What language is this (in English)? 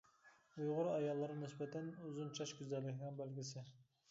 Uyghur